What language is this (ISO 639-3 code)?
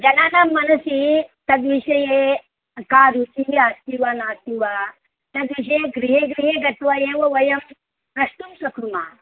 san